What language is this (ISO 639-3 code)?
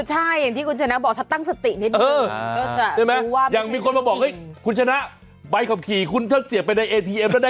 tha